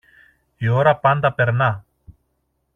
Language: Greek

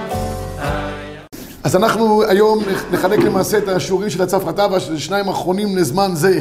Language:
Hebrew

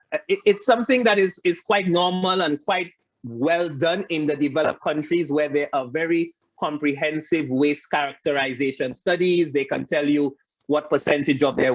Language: English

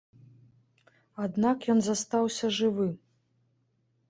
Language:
Belarusian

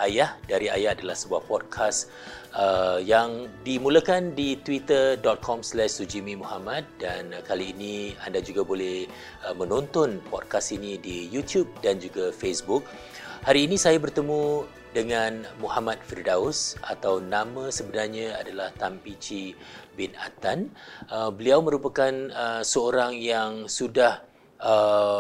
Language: Malay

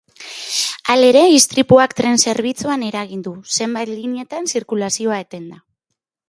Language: Basque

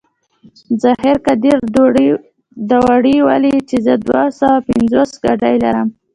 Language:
Pashto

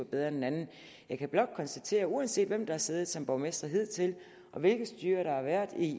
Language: Danish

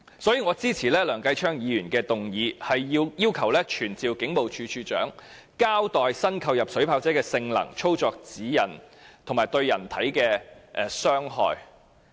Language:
Cantonese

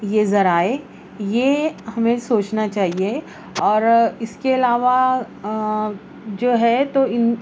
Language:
Urdu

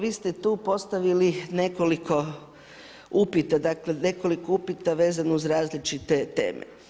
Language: Croatian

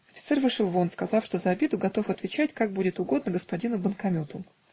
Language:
Russian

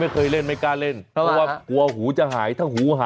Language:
Thai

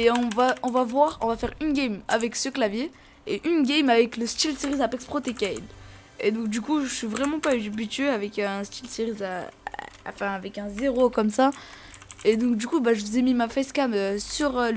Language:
French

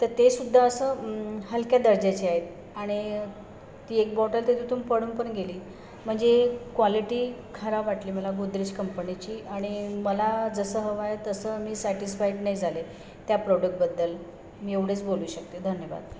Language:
Marathi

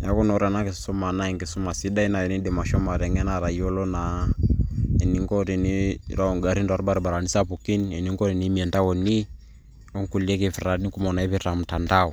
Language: Masai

